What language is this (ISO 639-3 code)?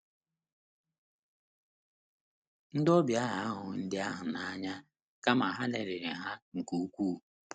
ibo